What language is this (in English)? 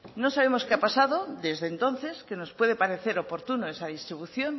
Spanish